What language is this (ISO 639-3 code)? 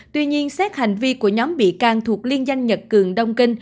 vie